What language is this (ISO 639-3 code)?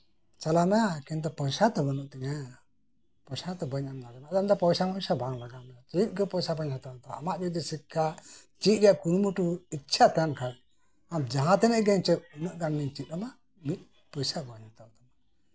sat